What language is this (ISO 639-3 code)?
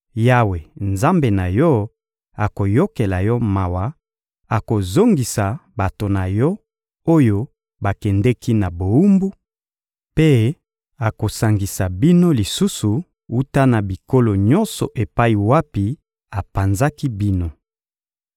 lin